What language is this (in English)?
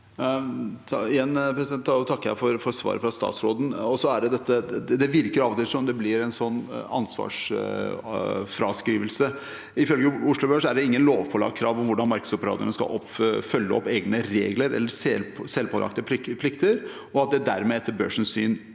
Norwegian